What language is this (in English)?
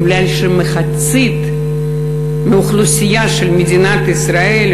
Hebrew